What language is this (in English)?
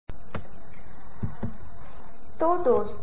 Hindi